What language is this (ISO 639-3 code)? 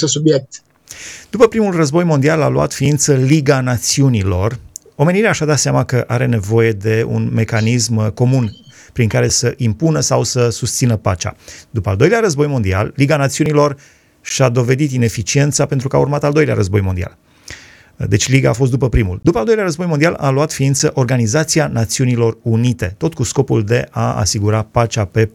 ron